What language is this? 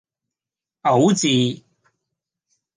Cantonese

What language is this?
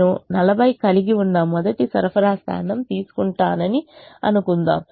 Telugu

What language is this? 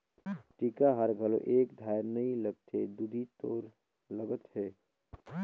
Chhattisgarhi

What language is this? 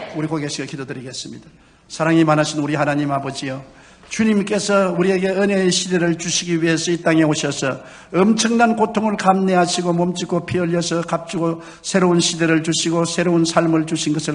Korean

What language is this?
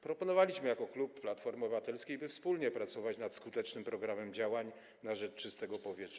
Polish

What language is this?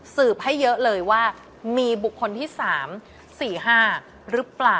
Thai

